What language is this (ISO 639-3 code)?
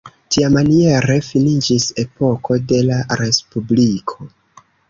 epo